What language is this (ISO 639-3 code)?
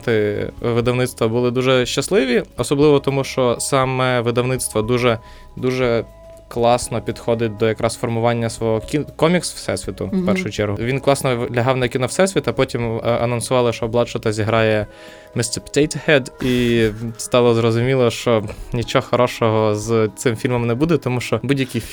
ukr